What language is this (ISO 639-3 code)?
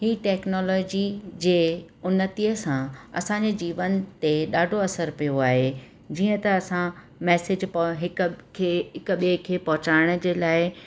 snd